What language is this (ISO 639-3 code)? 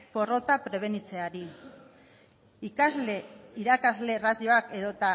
eus